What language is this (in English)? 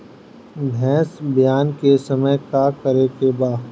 Bhojpuri